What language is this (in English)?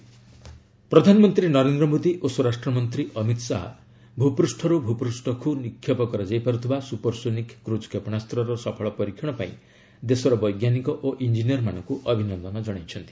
Odia